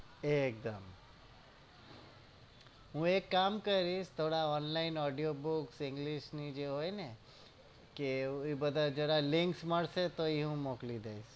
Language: Gujarati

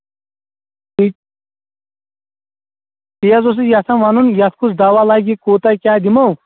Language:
Kashmiri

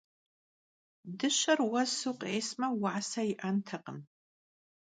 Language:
Kabardian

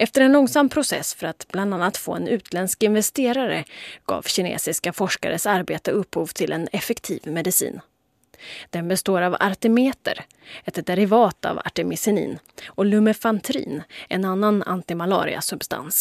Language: Swedish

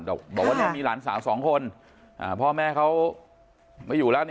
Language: Thai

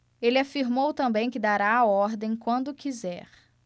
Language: Portuguese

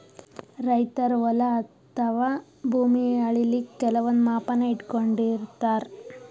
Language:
Kannada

